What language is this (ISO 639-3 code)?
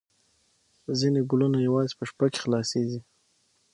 pus